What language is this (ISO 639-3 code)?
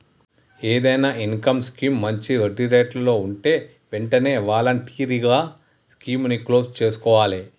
tel